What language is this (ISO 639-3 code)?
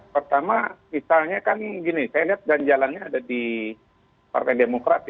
ind